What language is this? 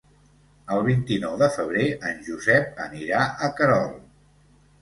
Catalan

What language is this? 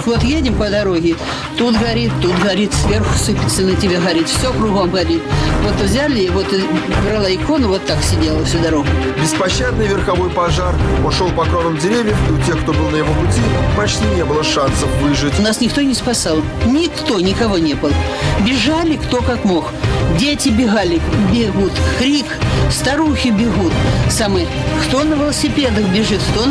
Russian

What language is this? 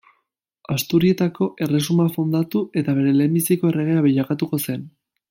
Basque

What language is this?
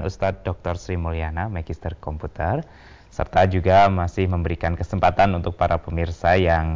Indonesian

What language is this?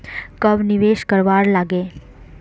Magahi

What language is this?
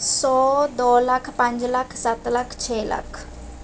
Punjabi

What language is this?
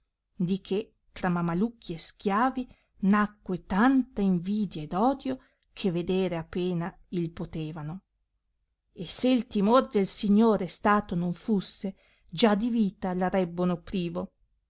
Italian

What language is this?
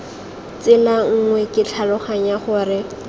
Tswana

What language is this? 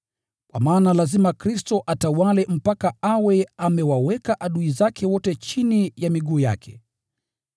Swahili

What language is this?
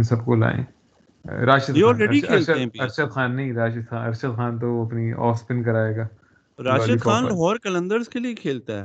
Urdu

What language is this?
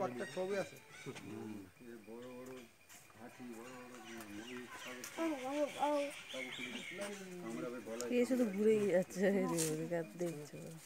Turkish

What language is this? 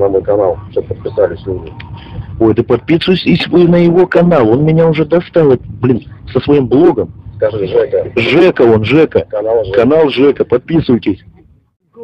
Russian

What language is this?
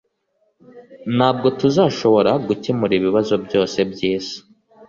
Kinyarwanda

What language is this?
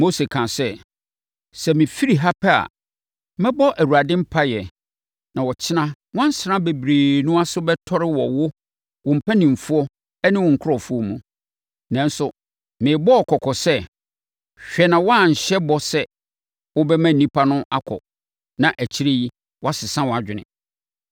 Akan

